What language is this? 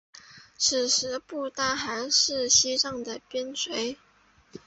Chinese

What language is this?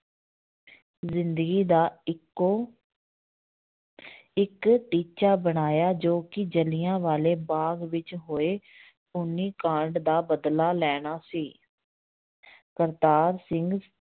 Punjabi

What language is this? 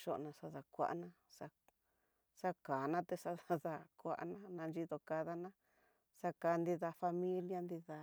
Tidaá Mixtec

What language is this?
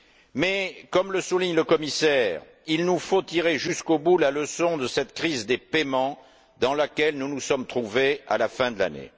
French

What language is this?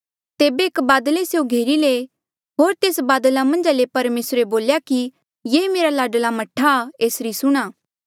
Mandeali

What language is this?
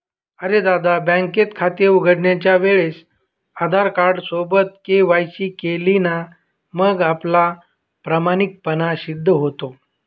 Marathi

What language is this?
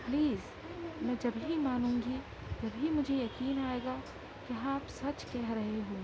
Urdu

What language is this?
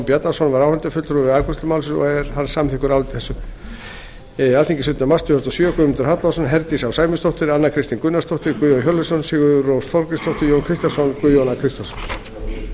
Icelandic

